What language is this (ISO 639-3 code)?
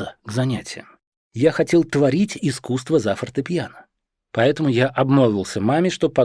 rus